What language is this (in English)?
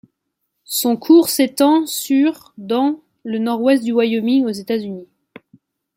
French